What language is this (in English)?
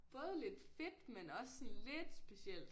Danish